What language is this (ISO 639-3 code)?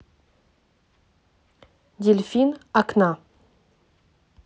rus